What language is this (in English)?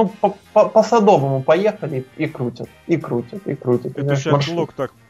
Russian